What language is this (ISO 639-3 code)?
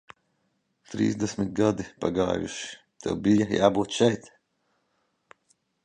lav